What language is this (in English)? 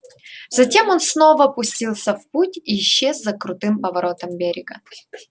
Russian